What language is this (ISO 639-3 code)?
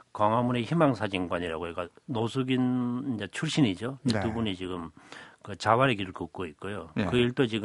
kor